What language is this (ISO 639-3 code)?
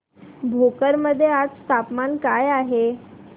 mar